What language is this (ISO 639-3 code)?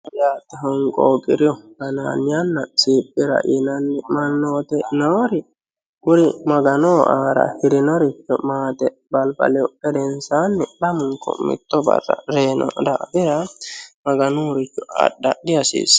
sid